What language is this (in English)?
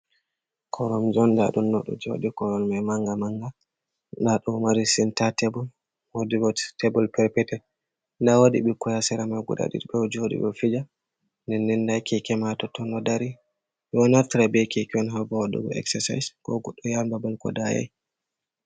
Fula